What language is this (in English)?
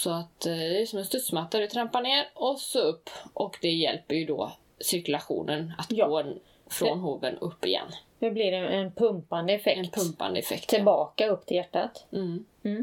Swedish